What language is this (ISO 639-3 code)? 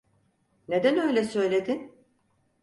tur